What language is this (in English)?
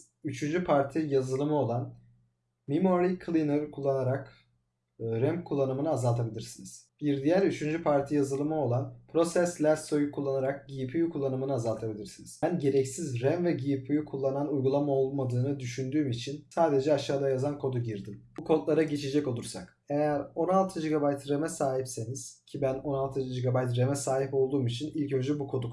Turkish